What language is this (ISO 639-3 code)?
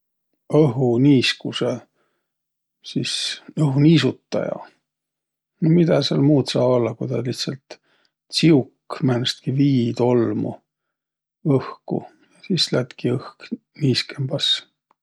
vro